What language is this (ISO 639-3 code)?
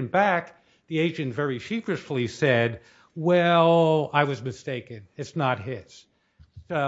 eng